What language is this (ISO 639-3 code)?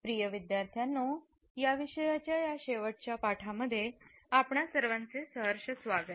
mar